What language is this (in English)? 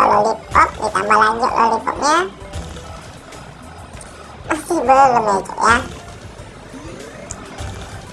Indonesian